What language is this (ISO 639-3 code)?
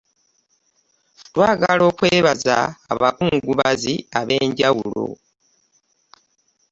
lug